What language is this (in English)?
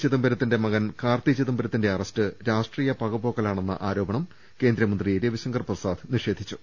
Malayalam